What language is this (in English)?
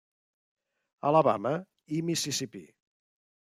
Catalan